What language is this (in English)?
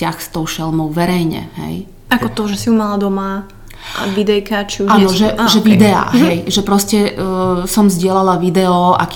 Slovak